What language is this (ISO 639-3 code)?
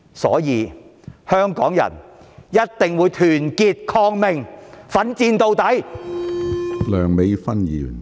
yue